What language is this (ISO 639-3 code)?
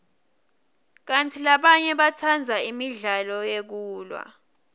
ssw